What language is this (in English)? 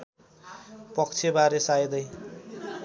Nepali